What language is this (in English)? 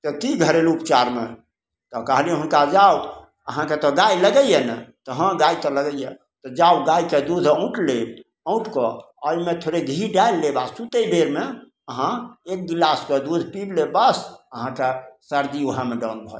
Maithili